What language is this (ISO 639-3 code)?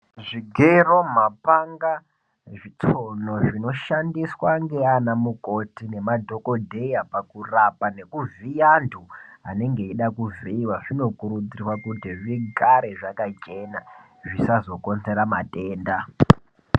ndc